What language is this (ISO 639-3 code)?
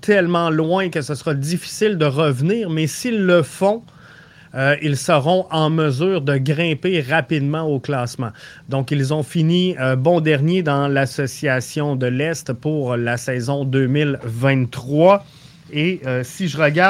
fra